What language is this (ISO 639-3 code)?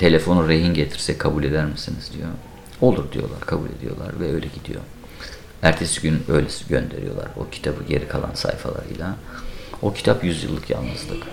tur